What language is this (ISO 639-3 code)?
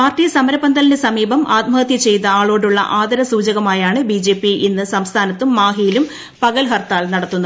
mal